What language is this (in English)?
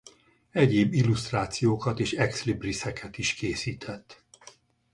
Hungarian